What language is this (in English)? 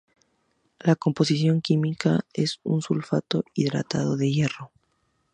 Spanish